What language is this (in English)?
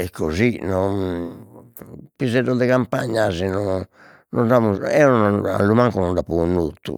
Sardinian